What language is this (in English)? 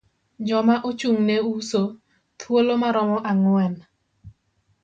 Luo (Kenya and Tanzania)